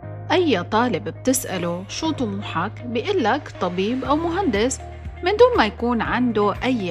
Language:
Arabic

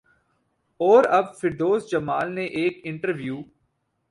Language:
Urdu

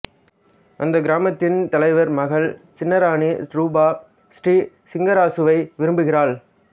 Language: Tamil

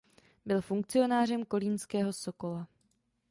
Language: Czech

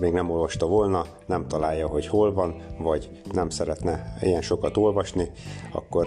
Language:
Hungarian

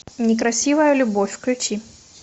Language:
Russian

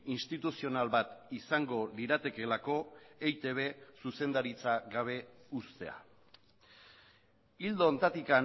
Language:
Basque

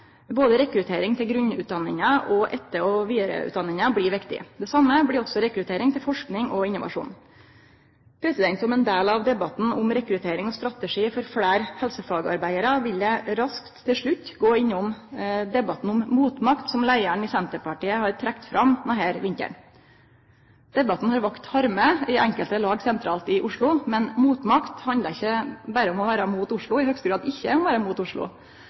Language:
Norwegian Nynorsk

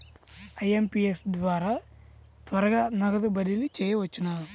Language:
Telugu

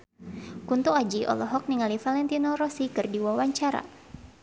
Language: Sundanese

